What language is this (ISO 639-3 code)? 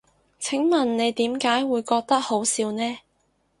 yue